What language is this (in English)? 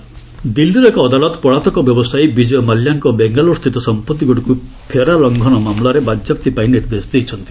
Odia